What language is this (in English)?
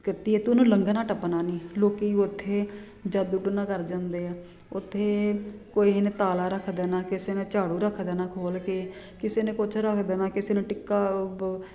Punjabi